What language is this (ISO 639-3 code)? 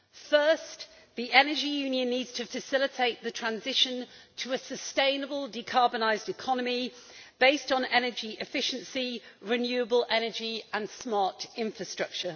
eng